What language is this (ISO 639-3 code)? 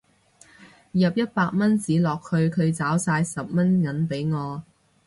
yue